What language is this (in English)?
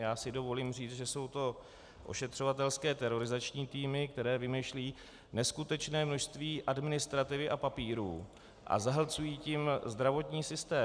Czech